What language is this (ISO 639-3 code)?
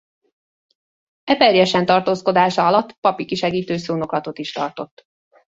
hun